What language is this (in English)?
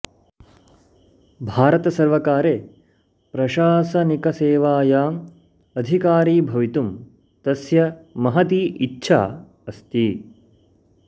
Sanskrit